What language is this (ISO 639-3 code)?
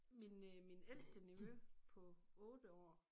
dan